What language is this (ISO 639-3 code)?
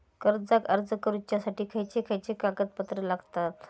mar